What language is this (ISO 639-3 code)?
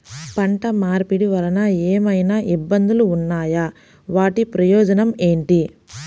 tel